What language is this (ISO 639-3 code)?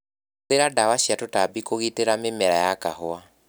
kik